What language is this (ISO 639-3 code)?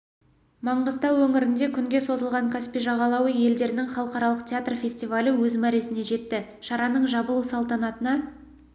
kaz